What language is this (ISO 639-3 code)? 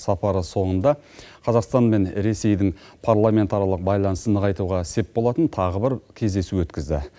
kaz